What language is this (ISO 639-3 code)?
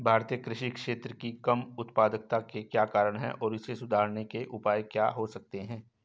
hin